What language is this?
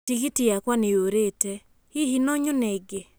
Kikuyu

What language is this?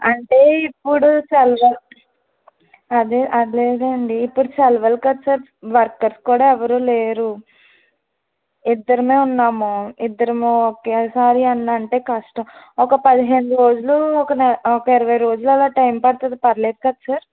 Telugu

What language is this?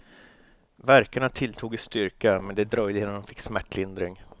Swedish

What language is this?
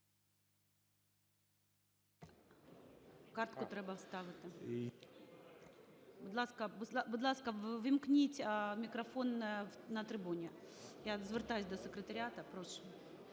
Ukrainian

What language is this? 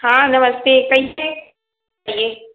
Hindi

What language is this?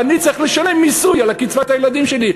Hebrew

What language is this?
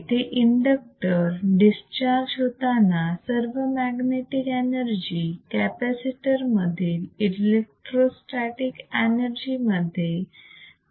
Marathi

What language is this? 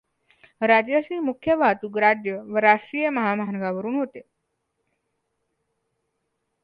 Marathi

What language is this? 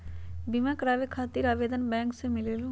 Magahi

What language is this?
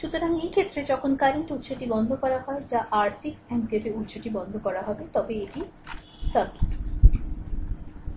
Bangla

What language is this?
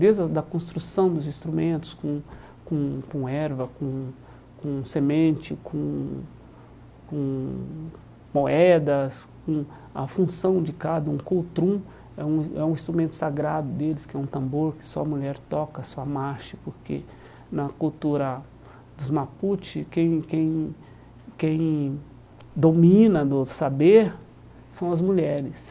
Portuguese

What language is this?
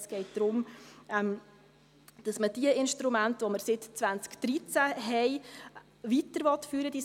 Swiss German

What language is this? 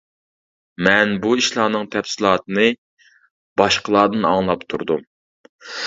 Uyghur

